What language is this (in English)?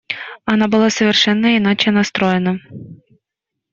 Russian